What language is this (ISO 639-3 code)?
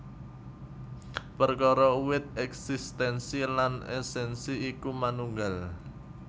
jav